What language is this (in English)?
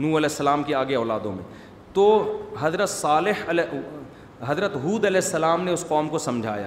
Urdu